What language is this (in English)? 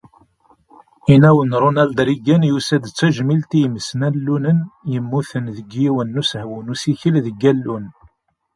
Kabyle